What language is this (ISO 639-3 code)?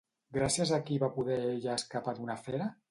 cat